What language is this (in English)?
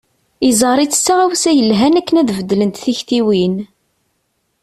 Kabyle